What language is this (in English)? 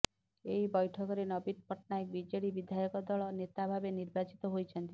Odia